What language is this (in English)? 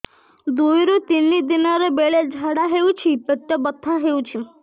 Odia